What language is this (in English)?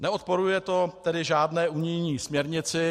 Czech